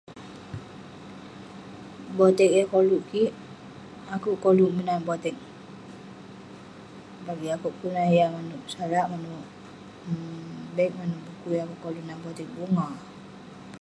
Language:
Western Penan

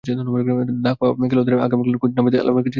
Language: Bangla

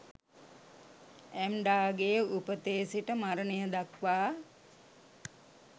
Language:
Sinhala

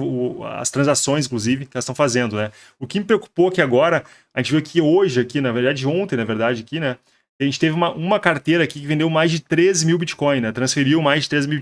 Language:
Portuguese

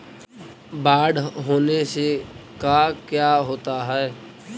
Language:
Magahi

